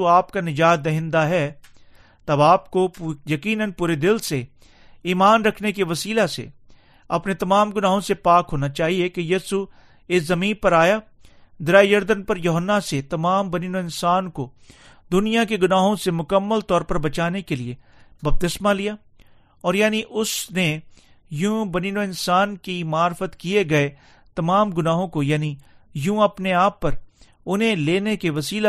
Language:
Urdu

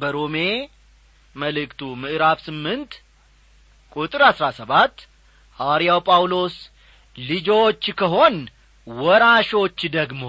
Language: Amharic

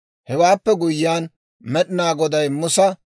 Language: Dawro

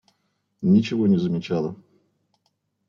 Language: Russian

